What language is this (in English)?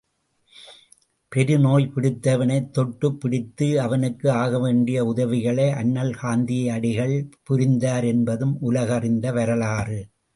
Tamil